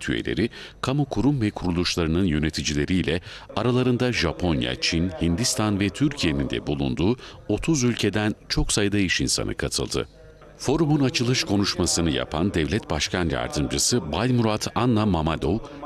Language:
Turkish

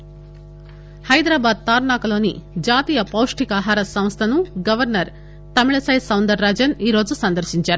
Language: Telugu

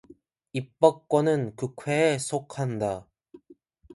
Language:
Korean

